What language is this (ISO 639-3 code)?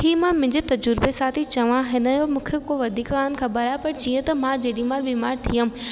snd